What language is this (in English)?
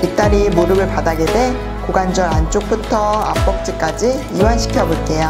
Korean